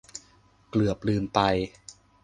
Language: Thai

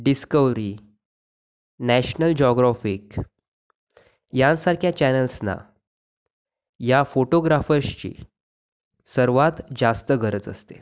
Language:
Marathi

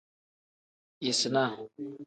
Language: Tem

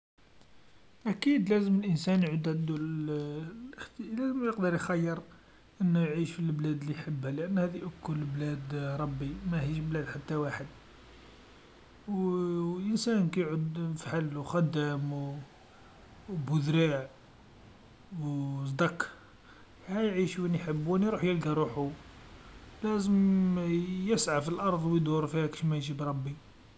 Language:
Algerian Arabic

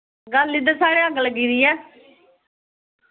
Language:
Dogri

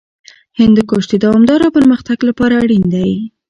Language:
Pashto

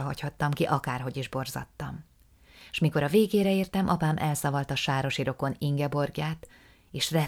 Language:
Hungarian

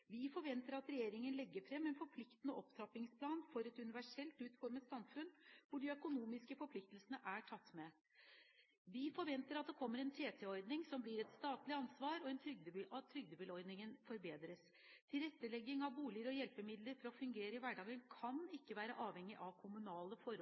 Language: Norwegian Bokmål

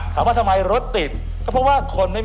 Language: Thai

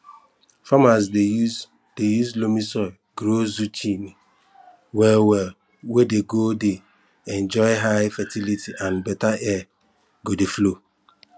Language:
Nigerian Pidgin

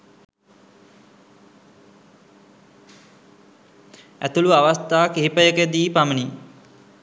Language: Sinhala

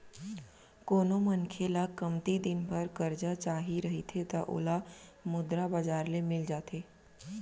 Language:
Chhattisgarhi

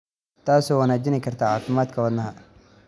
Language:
Somali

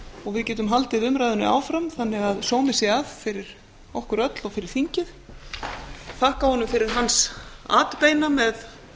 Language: Icelandic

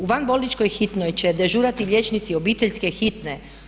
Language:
Croatian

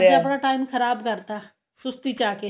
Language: Punjabi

